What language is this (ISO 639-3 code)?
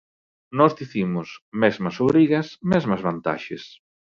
glg